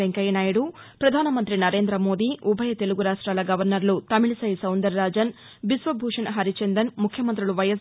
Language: Telugu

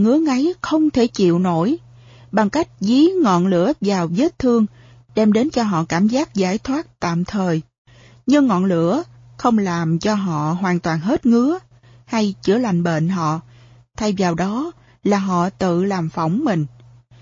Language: Vietnamese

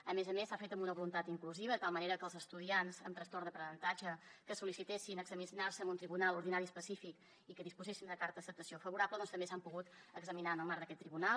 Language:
Catalan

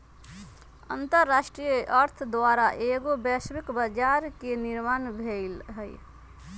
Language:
Magahi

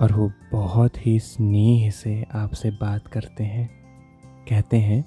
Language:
Hindi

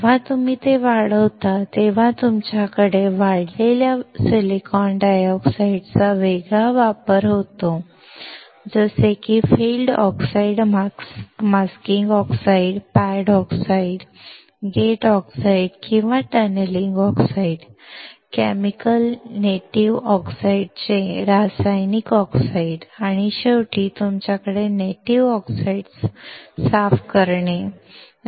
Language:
Marathi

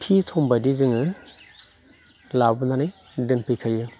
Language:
Bodo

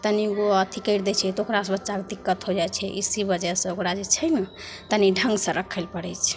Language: Maithili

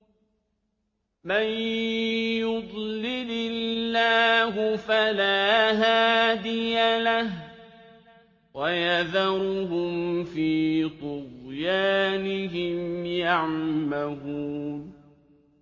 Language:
Arabic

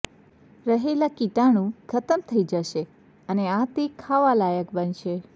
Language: Gujarati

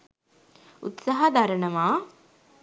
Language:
Sinhala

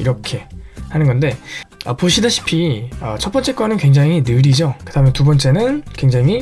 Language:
Korean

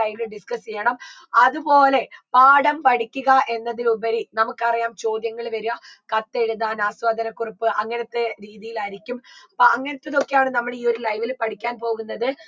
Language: Malayalam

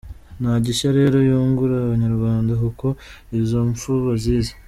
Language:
Kinyarwanda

